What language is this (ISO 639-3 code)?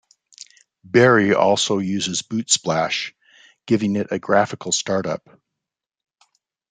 eng